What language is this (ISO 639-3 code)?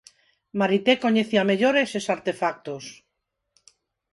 glg